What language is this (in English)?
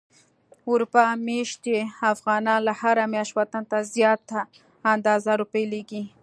Pashto